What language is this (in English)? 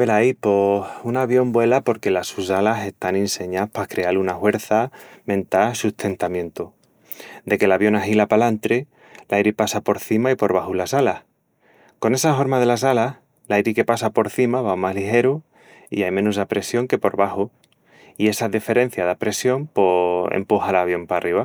Extremaduran